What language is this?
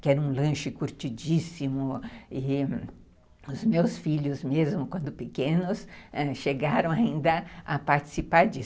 Portuguese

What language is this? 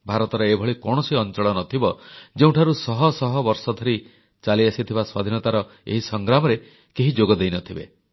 Odia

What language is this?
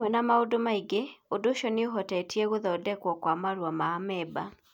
Kikuyu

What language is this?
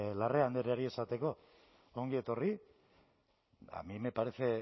Basque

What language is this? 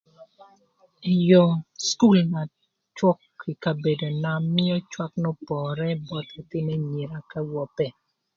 Thur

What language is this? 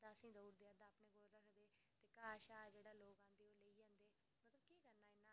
Dogri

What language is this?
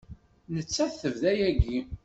Kabyle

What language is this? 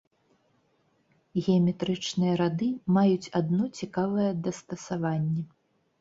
Belarusian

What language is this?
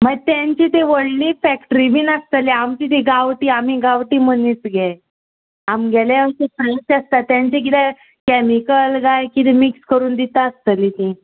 Konkani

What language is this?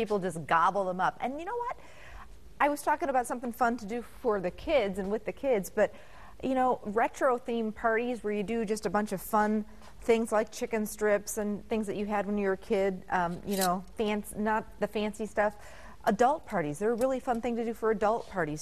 English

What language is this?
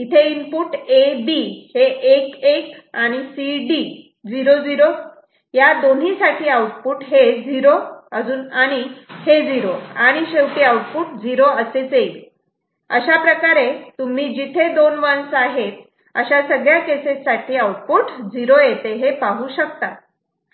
Marathi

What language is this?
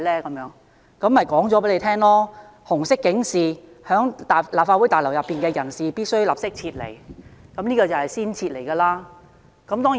Cantonese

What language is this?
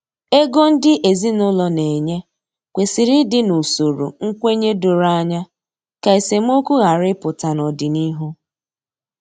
Igbo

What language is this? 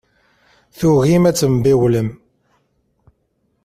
Kabyle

